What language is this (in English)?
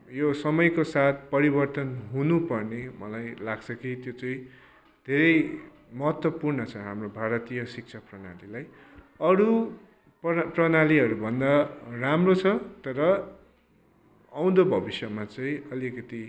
Nepali